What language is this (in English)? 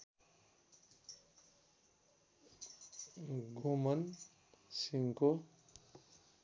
Nepali